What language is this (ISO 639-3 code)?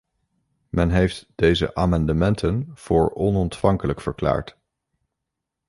nld